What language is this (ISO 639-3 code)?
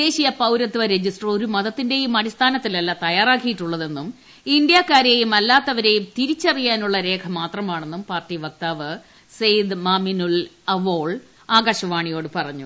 mal